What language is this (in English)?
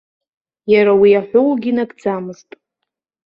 Abkhazian